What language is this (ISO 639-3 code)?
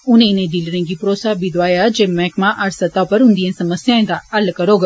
doi